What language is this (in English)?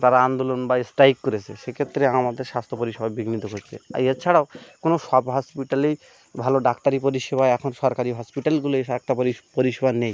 Bangla